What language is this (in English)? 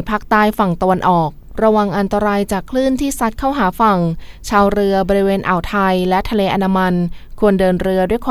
Thai